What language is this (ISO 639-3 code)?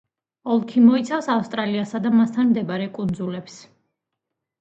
kat